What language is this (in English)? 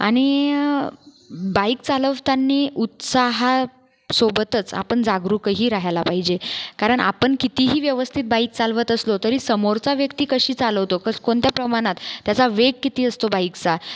Marathi